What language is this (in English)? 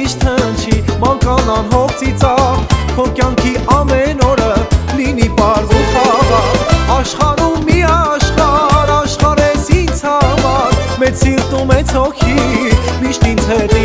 Bulgarian